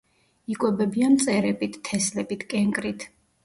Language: Georgian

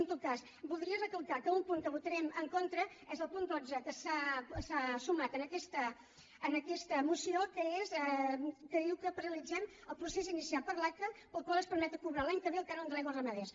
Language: Catalan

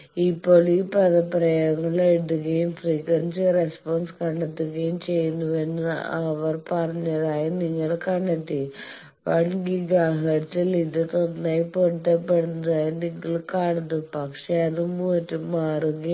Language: Malayalam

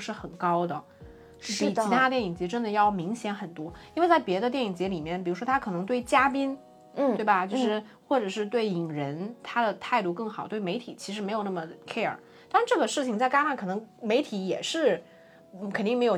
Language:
Chinese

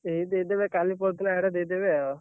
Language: Odia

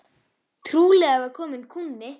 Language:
Icelandic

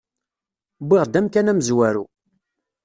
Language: Kabyle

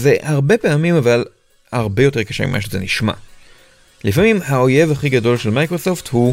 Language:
Hebrew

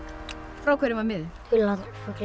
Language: Icelandic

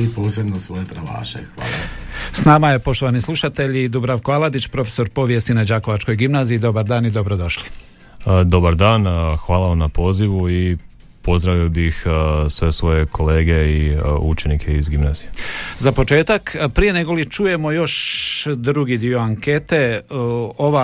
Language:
Croatian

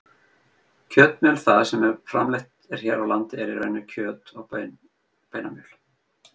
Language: Icelandic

